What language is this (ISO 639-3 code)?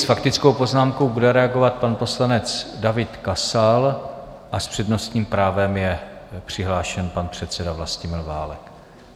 ces